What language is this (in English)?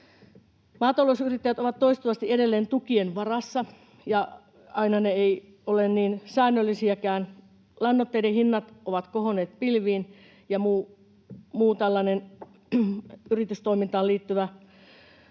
Finnish